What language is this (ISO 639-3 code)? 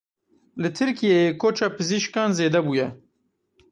kur